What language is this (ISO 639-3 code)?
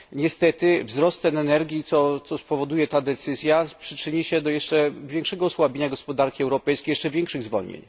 pol